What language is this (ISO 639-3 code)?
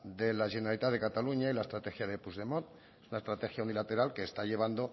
spa